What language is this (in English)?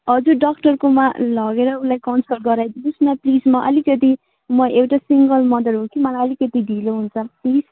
Nepali